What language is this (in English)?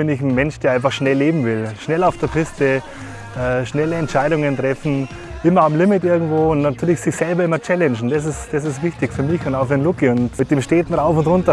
German